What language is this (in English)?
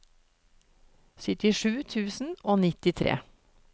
Norwegian